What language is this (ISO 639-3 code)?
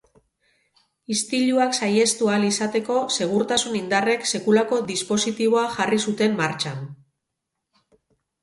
eus